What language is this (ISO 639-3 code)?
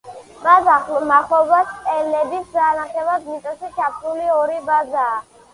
kat